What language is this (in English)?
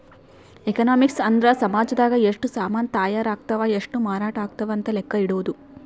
Kannada